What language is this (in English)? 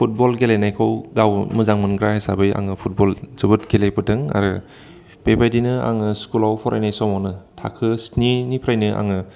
Bodo